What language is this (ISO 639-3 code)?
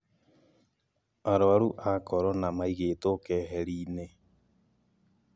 kik